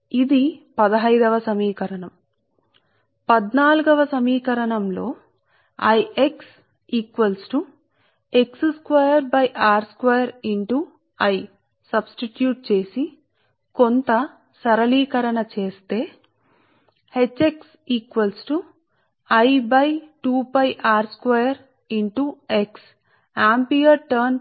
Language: Telugu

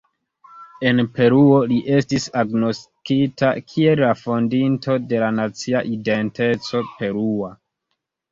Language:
Esperanto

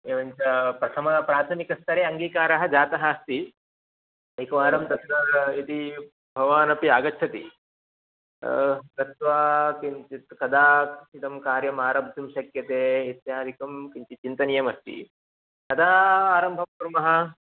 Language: Sanskrit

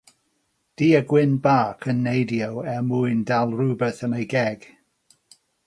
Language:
Welsh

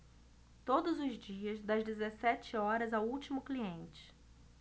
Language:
Portuguese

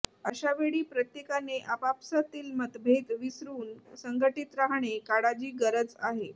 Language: Marathi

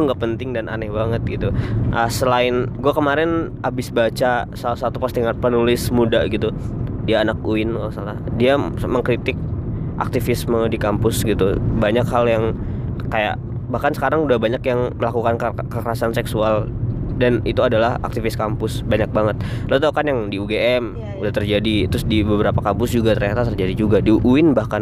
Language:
Indonesian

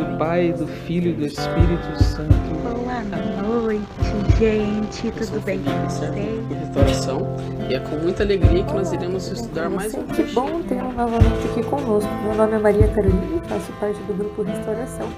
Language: Portuguese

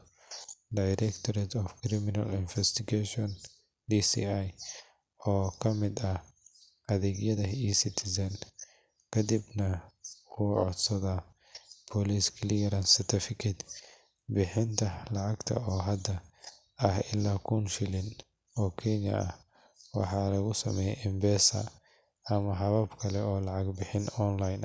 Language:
Somali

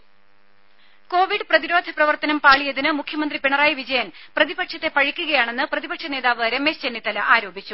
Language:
Malayalam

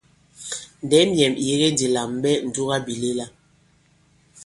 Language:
Bankon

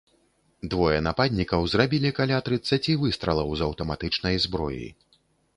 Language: Belarusian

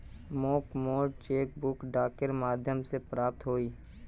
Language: Magahi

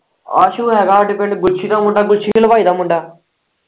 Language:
Punjabi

